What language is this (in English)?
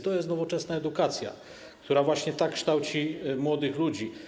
Polish